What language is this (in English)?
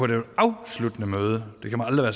Danish